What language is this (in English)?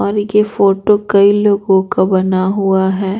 Hindi